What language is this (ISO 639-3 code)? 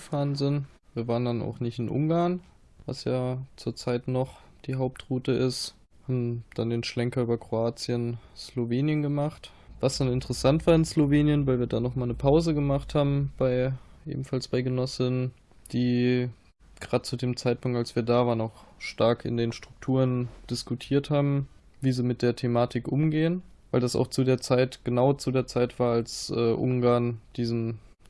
deu